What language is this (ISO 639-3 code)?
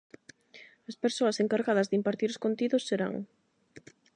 glg